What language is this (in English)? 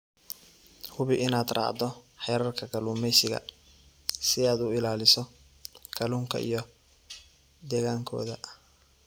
Somali